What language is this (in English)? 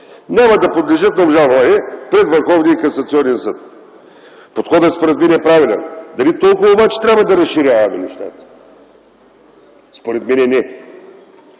Bulgarian